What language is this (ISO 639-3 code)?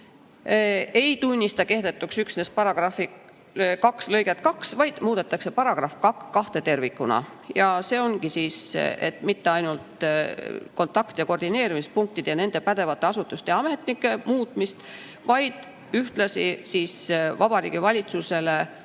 est